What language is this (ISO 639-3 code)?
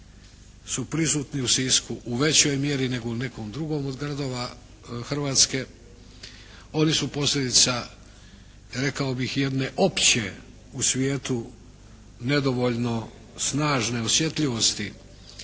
hrv